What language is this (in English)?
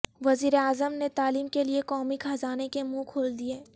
Urdu